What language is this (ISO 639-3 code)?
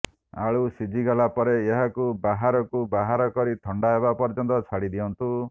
ori